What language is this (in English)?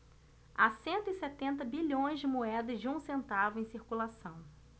Portuguese